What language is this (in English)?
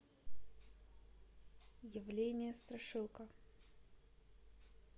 Russian